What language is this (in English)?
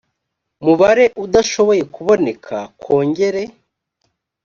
Kinyarwanda